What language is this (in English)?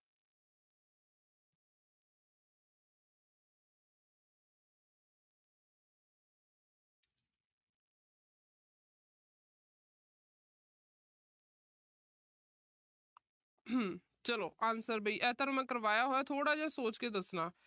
Punjabi